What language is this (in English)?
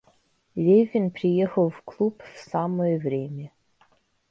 Russian